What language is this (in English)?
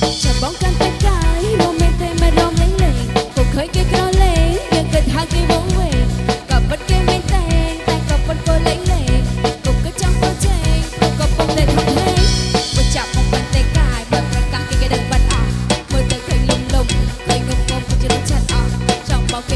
Thai